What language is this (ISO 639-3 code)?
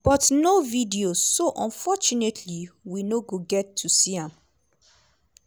pcm